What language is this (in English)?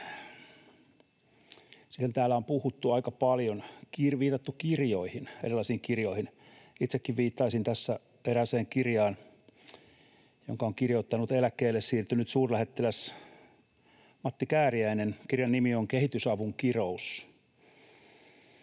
Finnish